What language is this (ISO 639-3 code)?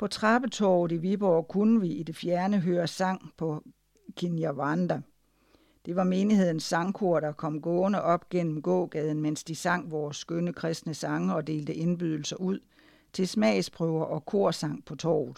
dan